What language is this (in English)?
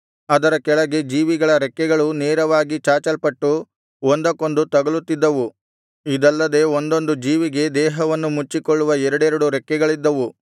Kannada